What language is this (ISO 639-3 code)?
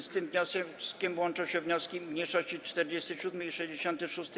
pol